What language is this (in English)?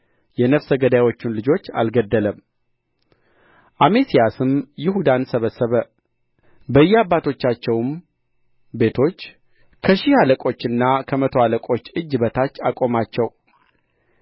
Amharic